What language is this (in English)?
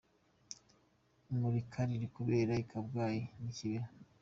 Kinyarwanda